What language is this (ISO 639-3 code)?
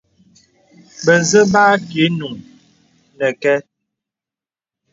beb